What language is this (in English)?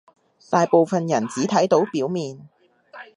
Cantonese